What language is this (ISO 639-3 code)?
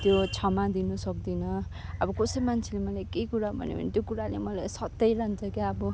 nep